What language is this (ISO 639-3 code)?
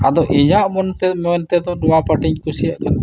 sat